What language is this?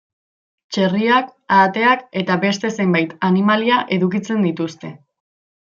Basque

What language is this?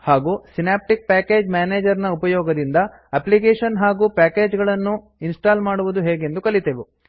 Kannada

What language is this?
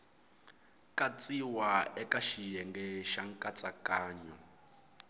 Tsonga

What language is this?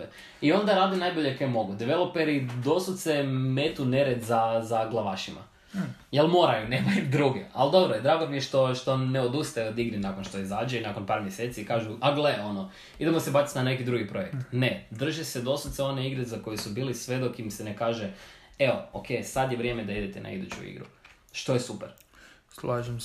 Croatian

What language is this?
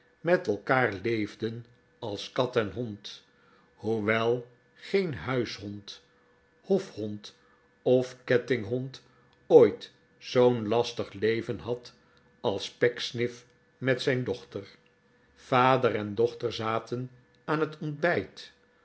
Dutch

